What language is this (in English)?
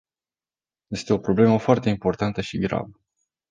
Romanian